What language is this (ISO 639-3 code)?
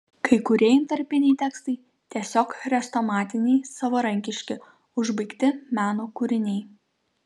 lit